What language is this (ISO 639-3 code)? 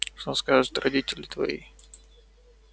rus